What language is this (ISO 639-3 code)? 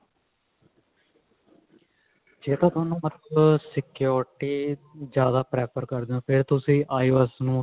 pan